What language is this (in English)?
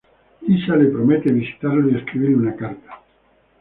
Spanish